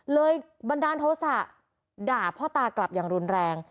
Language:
Thai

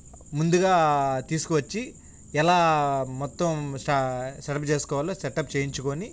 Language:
Telugu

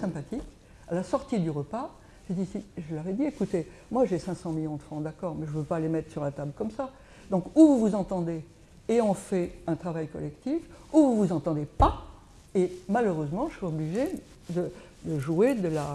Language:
French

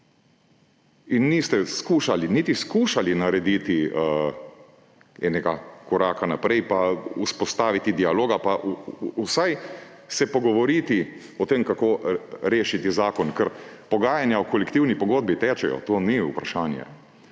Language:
Slovenian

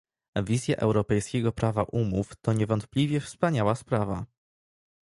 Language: Polish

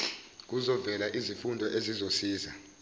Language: Zulu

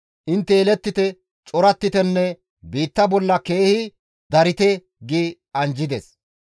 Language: Gamo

